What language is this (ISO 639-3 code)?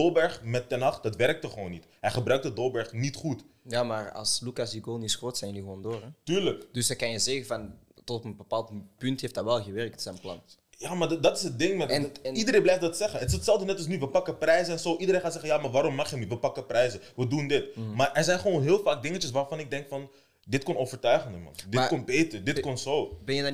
nld